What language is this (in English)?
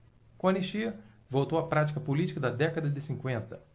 Portuguese